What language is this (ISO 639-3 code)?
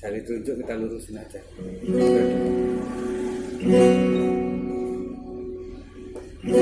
ind